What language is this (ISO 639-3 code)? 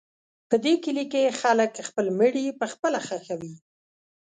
pus